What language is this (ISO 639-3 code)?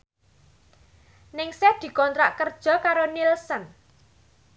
jav